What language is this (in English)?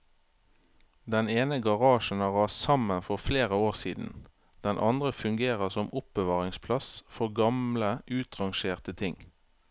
Norwegian